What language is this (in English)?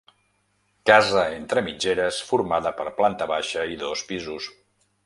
Catalan